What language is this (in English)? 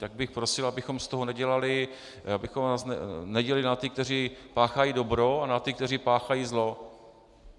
Czech